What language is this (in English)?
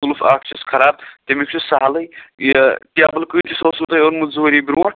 Kashmiri